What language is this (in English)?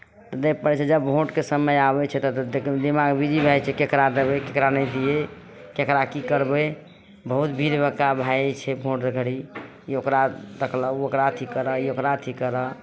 Maithili